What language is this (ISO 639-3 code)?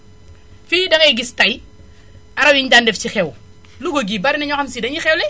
wol